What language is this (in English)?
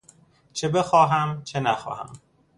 Persian